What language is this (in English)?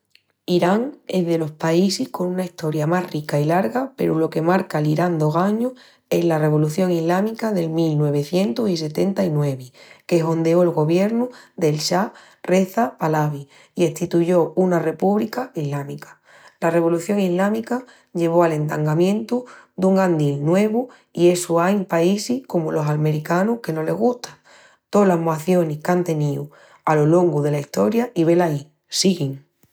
Extremaduran